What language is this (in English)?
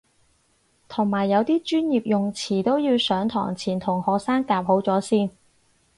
Cantonese